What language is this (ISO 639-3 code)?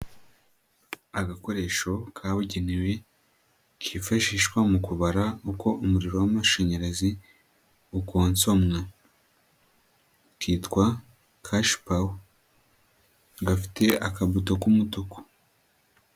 kin